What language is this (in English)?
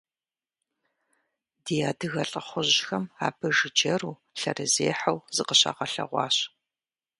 Kabardian